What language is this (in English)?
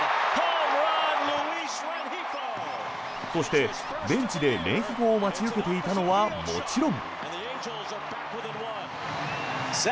Japanese